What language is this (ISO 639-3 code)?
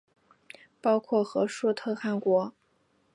zho